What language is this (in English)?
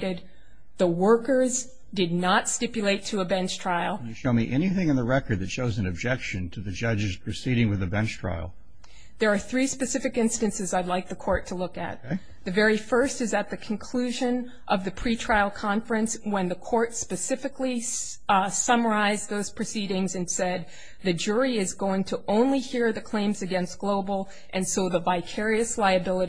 English